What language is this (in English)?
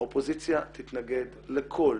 Hebrew